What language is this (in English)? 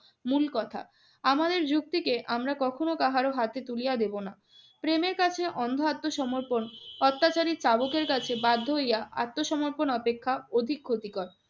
Bangla